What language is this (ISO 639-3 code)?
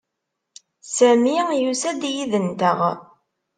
kab